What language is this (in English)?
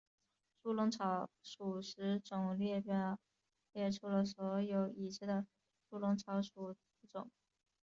Chinese